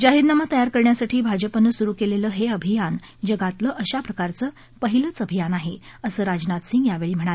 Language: Marathi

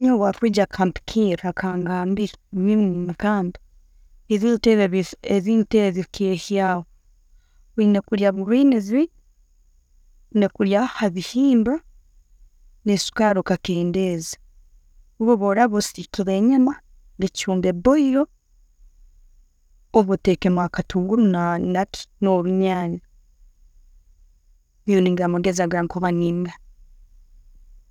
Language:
Tooro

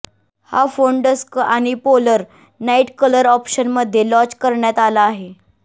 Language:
Marathi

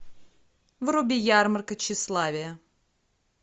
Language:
Russian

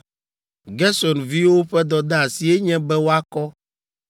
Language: Ewe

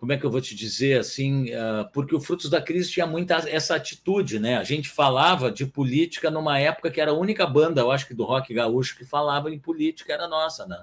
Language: Portuguese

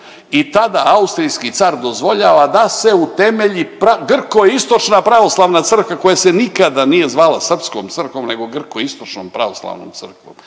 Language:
Croatian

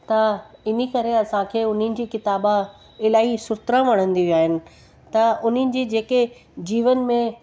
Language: Sindhi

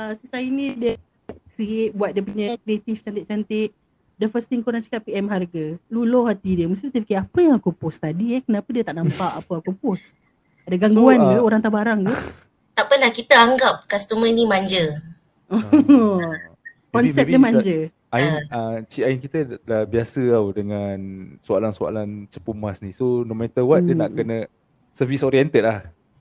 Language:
Malay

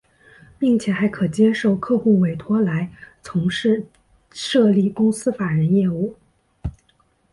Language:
Chinese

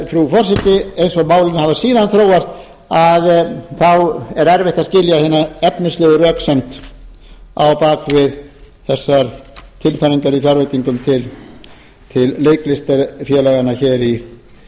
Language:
Icelandic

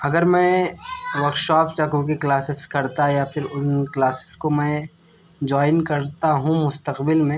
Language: Urdu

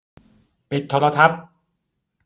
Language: Thai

